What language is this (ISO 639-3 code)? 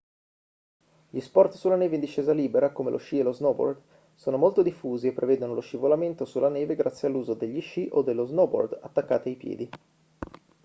ita